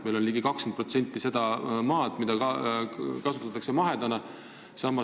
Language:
Estonian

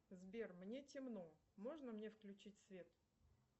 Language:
Russian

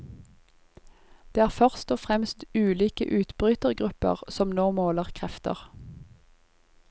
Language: Norwegian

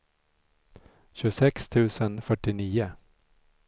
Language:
Swedish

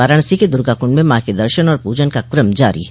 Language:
Hindi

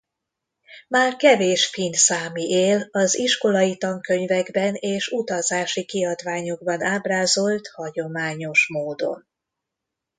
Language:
Hungarian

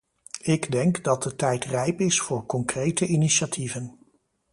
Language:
Dutch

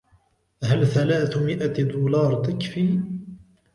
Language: Arabic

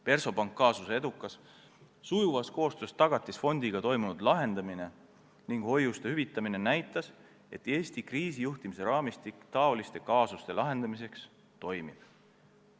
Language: Estonian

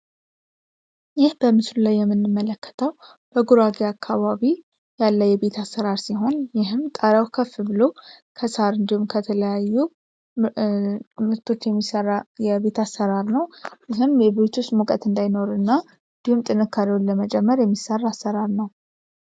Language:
Amharic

